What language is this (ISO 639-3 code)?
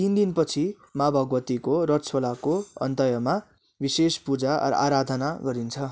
nep